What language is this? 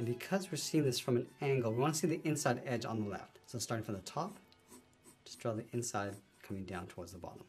English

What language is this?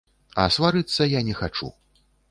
Belarusian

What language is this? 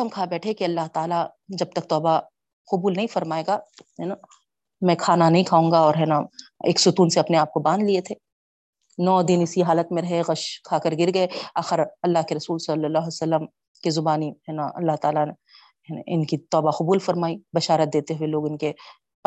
Urdu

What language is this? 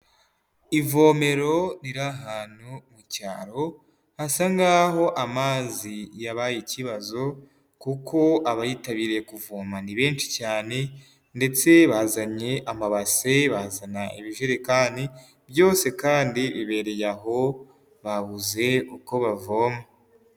Kinyarwanda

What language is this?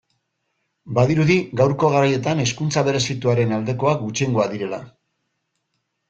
Basque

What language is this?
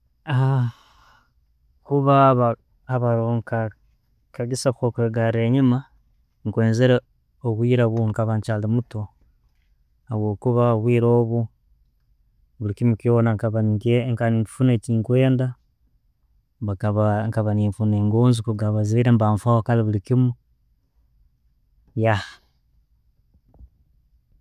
Tooro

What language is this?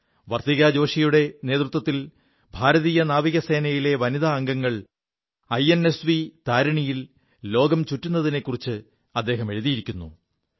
Malayalam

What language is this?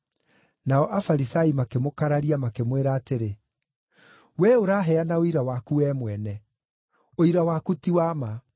Kikuyu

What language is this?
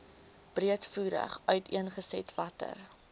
Afrikaans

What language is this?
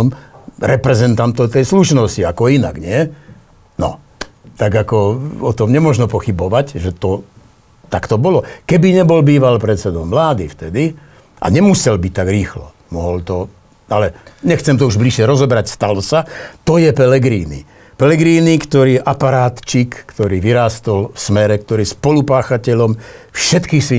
Slovak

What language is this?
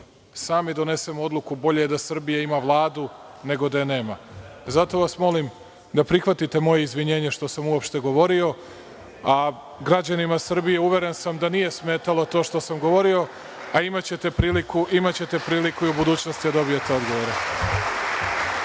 Serbian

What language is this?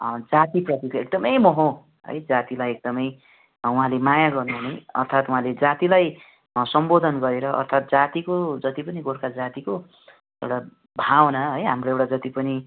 Nepali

